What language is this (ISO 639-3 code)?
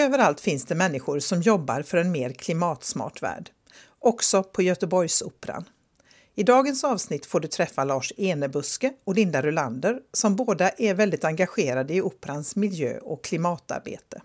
swe